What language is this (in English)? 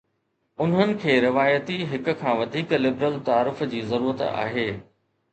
Sindhi